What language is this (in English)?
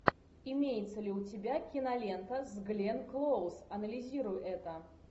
Russian